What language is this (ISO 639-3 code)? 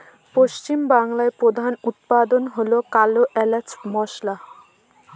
ben